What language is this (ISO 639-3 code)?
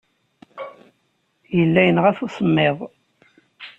kab